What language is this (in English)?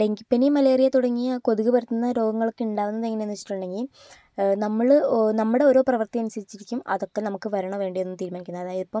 Malayalam